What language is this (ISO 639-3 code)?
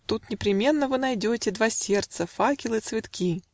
rus